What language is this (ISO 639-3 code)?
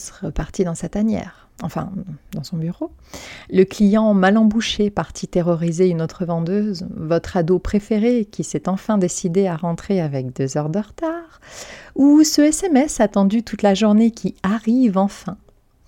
fra